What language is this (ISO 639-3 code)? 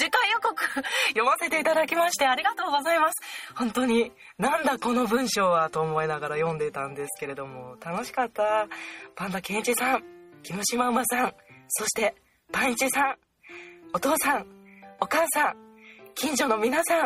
jpn